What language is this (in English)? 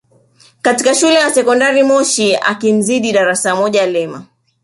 Swahili